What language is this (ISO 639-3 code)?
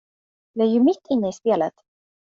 swe